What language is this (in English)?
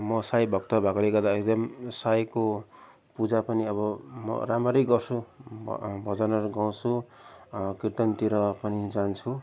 Nepali